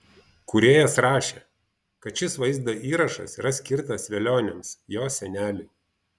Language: Lithuanian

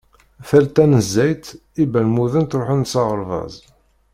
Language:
Kabyle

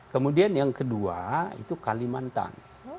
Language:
Indonesian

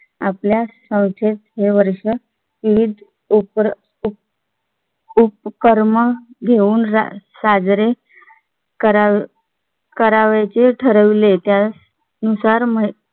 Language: Marathi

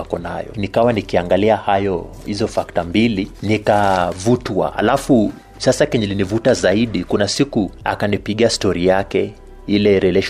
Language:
Swahili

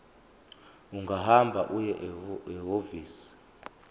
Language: Zulu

